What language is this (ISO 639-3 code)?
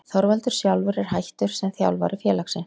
isl